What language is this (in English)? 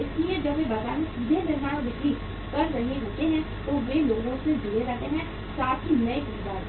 Hindi